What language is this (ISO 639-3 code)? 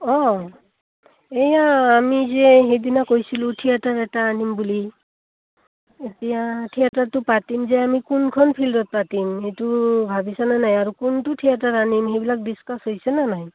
asm